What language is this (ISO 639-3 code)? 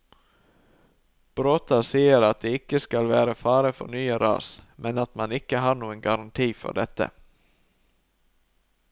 nor